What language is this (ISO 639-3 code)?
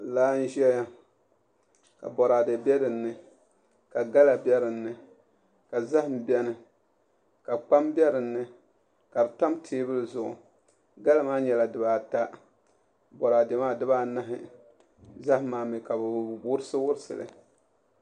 dag